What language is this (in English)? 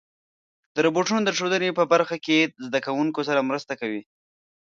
Pashto